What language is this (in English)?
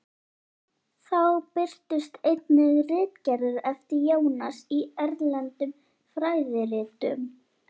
Icelandic